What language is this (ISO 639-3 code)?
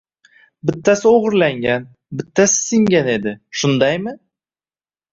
uzb